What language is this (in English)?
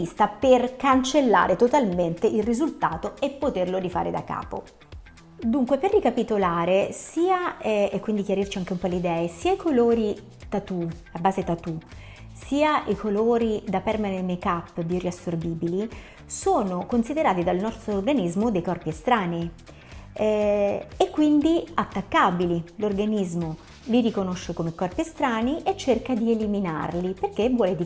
Italian